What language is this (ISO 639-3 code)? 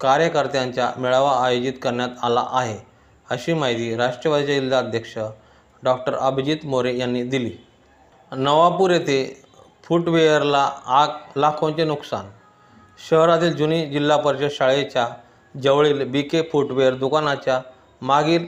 mar